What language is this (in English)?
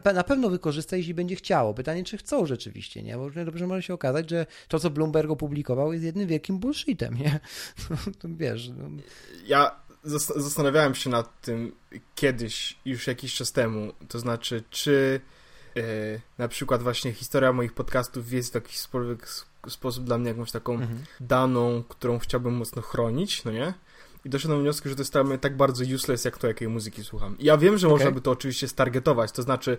Polish